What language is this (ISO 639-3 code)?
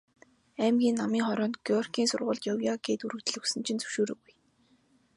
mon